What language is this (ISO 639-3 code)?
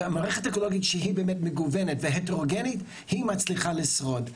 heb